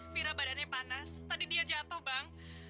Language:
Indonesian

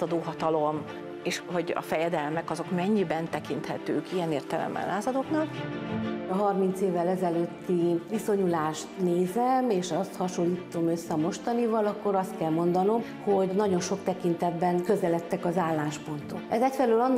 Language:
Hungarian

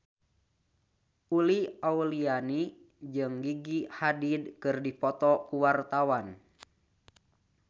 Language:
Sundanese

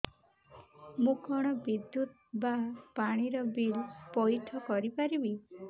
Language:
Odia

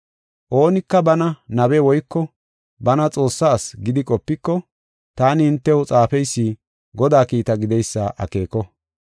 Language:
Gofa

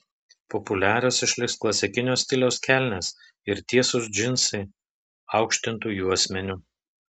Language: Lithuanian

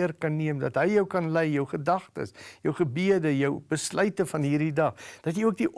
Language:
Dutch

